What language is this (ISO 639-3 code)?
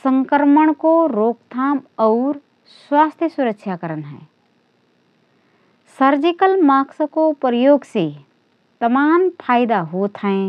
thr